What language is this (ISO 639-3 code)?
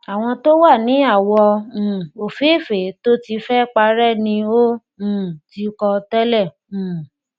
yor